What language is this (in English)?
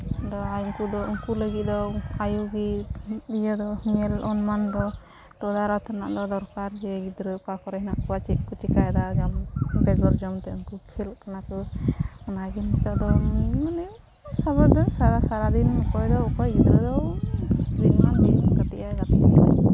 Santali